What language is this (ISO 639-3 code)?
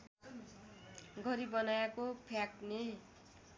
nep